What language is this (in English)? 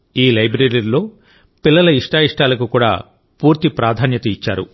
Telugu